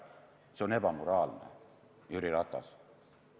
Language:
Estonian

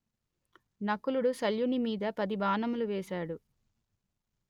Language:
Telugu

